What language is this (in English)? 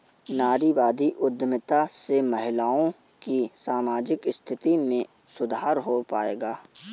Hindi